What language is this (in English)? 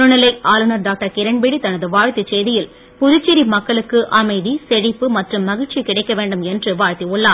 Tamil